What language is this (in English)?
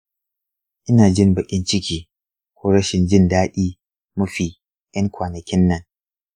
Hausa